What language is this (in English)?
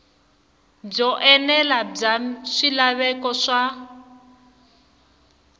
Tsonga